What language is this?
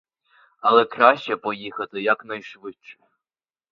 Ukrainian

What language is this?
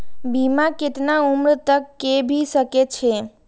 Maithili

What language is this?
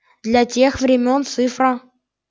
Russian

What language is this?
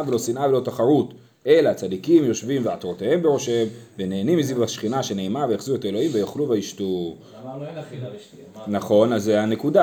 Hebrew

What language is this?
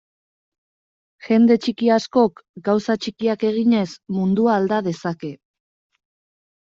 Basque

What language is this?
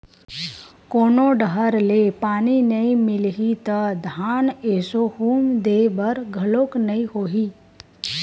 Chhattisgarhi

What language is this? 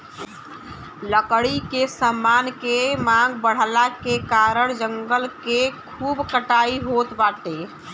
Bhojpuri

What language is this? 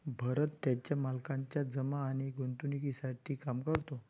Marathi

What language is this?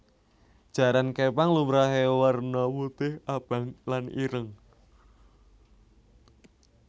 Javanese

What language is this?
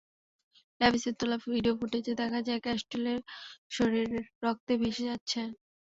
Bangla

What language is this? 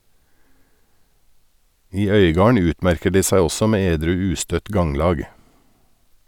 Norwegian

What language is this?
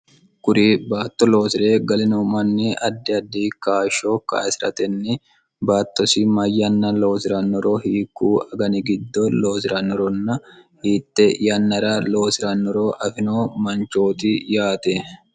Sidamo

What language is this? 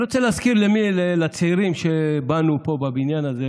Hebrew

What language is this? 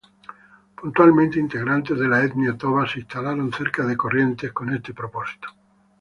Spanish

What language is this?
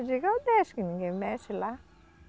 Portuguese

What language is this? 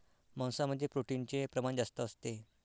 Marathi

